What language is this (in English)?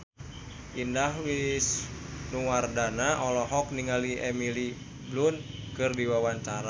Sundanese